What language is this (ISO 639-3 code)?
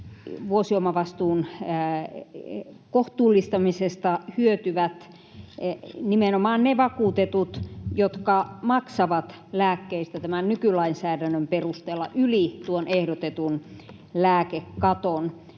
fin